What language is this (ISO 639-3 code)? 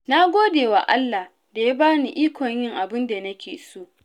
hau